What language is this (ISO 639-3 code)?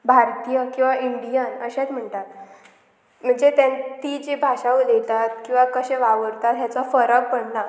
kok